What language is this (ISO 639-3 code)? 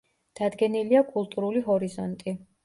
kat